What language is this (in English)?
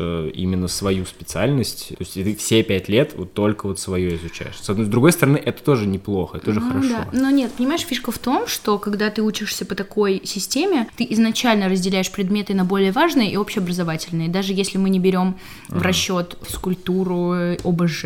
Russian